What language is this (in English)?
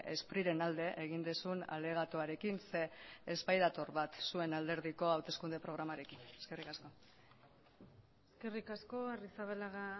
Basque